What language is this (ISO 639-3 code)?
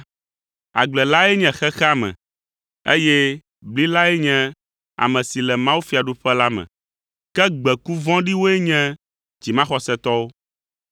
ewe